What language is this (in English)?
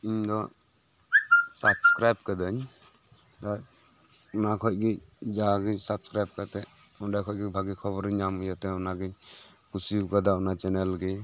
Santali